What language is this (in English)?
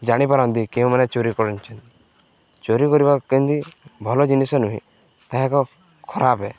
Odia